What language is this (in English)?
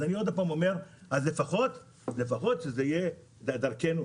Hebrew